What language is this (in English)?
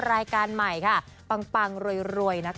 Thai